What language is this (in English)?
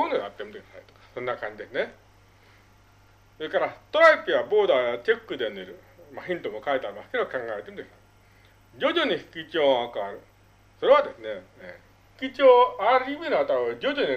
Japanese